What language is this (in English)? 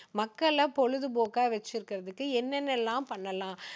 Tamil